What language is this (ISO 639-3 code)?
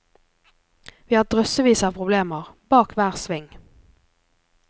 nor